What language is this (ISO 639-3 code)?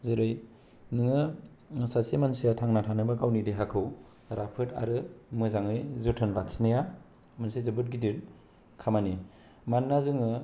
brx